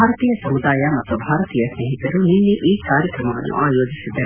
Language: Kannada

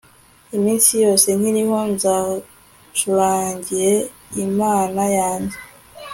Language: Kinyarwanda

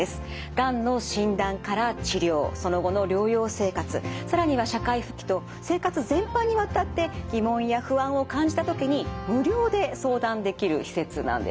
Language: Japanese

